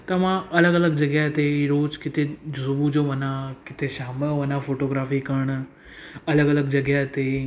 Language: Sindhi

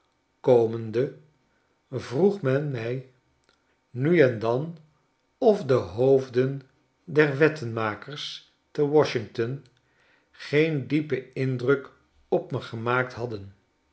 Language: Dutch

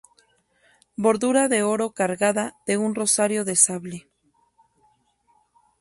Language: Spanish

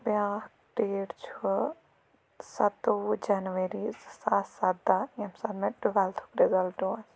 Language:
Kashmiri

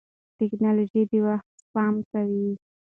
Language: Pashto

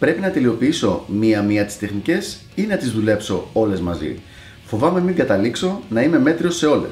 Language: Greek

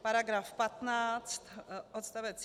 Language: Czech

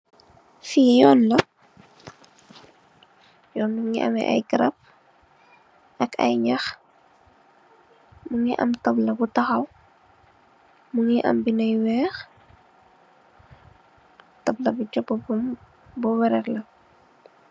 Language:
Wolof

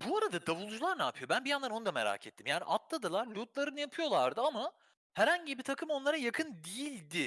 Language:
Turkish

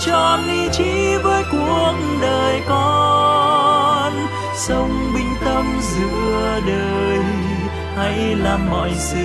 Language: Vietnamese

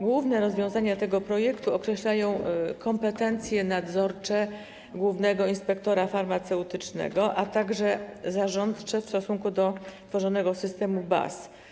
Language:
Polish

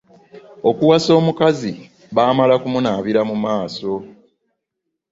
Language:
Ganda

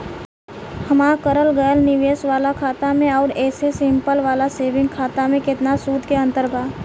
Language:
Bhojpuri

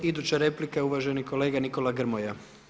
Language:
Croatian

